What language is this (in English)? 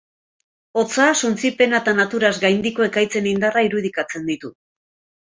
Basque